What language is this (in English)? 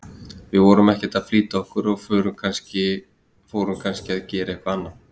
Icelandic